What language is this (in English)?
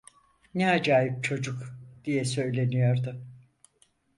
Turkish